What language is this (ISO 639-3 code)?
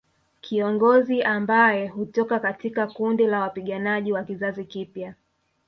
swa